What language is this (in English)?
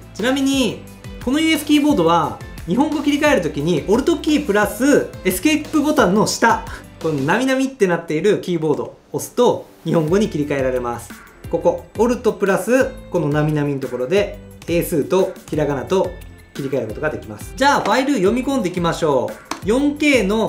Japanese